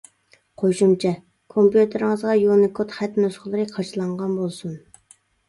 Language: Uyghur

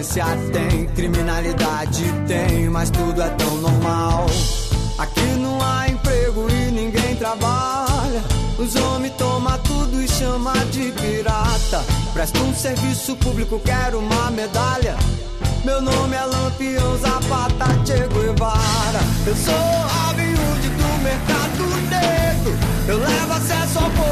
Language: Portuguese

